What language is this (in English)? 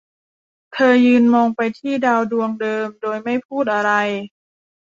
Thai